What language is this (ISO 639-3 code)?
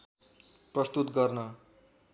nep